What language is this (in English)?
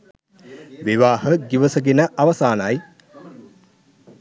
Sinhala